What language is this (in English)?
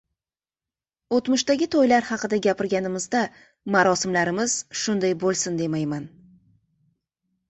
Uzbek